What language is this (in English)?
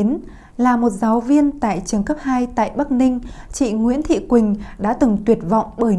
Vietnamese